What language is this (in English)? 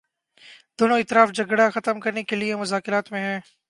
Urdu